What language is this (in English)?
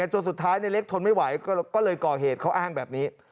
Thai